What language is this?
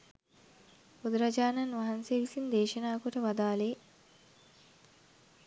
Sinhala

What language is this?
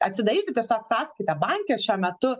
Lithuanian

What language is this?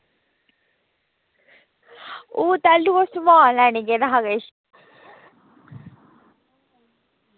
Dogri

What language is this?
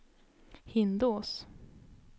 Swedish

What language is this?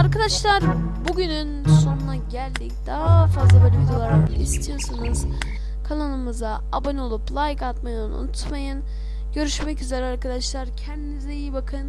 Turkish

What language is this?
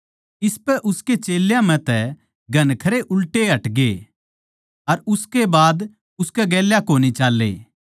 Haryanvi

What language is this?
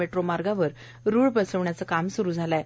Marathi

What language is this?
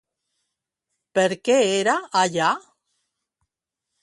Catalan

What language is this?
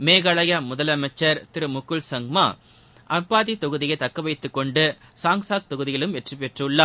Tamil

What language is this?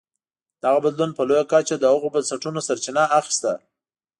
Pashto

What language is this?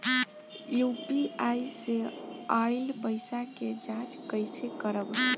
Bhojpuri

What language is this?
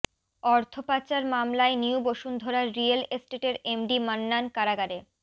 Bangla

